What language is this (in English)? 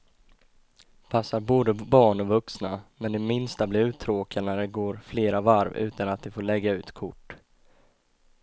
Swedish